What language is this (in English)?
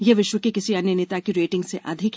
Hindi